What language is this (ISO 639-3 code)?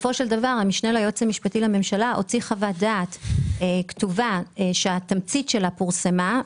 heb